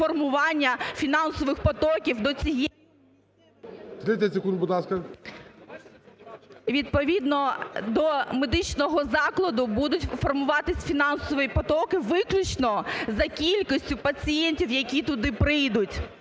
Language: Ukrainian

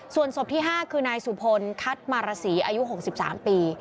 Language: Thai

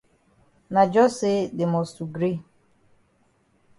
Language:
Cameroon Pidgin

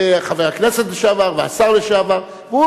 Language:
Hebrew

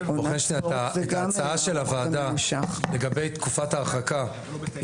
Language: Hebrew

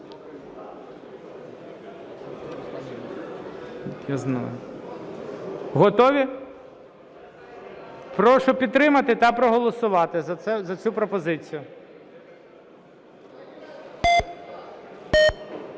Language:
Ukrainian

